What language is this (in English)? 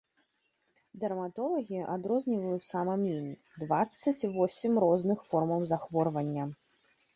Belarusian